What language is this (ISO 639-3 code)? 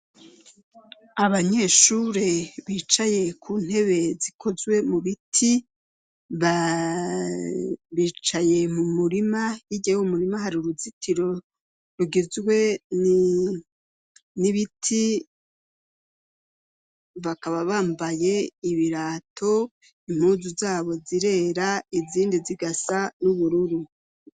run